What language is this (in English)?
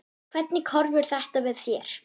Icelandic